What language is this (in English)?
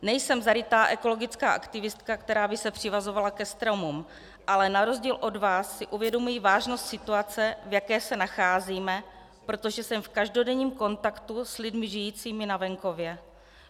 Czech